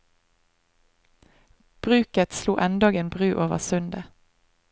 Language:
Norwegian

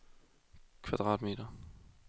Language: Danish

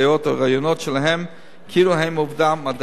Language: Hebrew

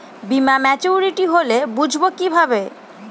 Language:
Bangla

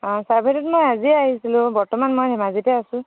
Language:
Assamese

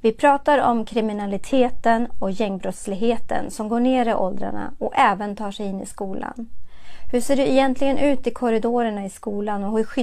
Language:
Swedish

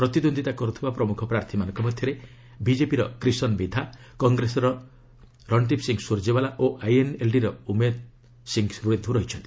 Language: Odia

